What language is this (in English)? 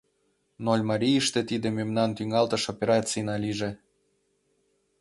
Mari